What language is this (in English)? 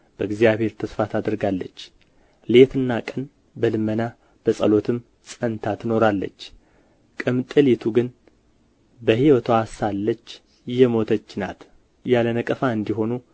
Amharic